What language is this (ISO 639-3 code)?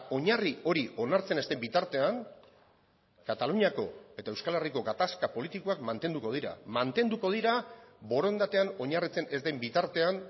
eus